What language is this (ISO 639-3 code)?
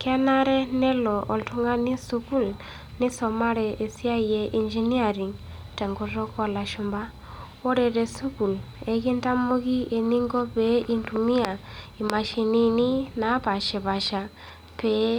mas